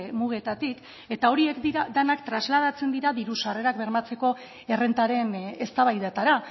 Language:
Basque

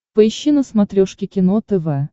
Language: Russian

